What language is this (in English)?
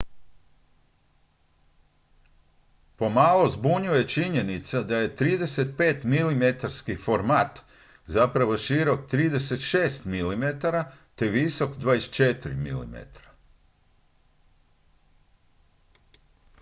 Croatian